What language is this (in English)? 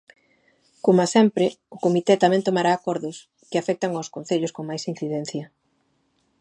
Galician